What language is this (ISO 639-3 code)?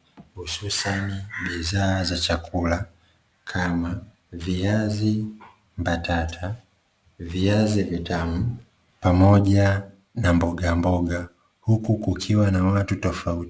swa